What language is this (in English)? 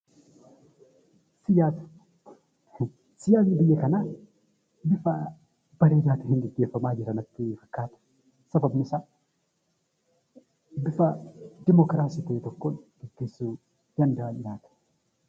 Oromo